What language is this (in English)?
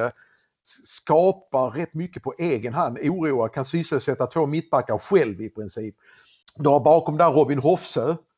Swedish